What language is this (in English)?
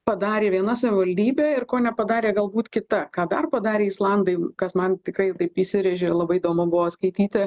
Lithuanian